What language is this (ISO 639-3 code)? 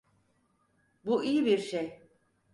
tur